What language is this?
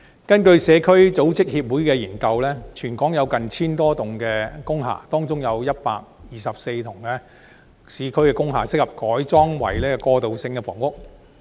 Cantonese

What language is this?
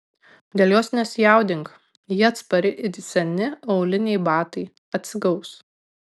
Lithuanian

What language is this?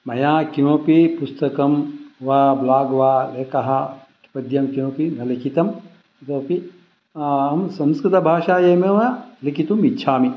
Sanskrit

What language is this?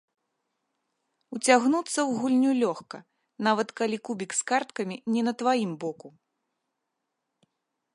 Belarusian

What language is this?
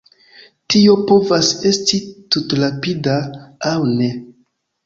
Esperanto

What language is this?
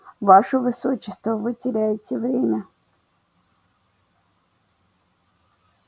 Russian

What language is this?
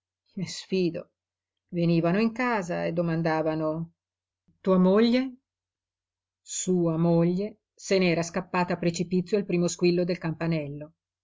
Italian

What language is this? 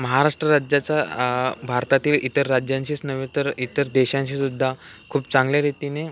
Marathi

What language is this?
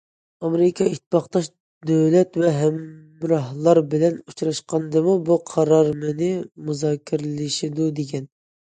Uyghur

